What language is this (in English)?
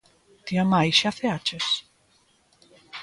Galician